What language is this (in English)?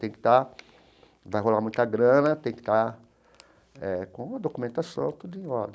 Portuguese